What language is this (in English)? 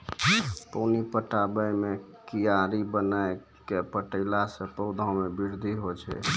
Maithili